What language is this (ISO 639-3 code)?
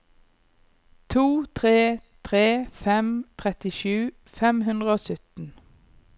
nor